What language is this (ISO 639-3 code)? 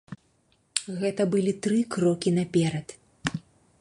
bel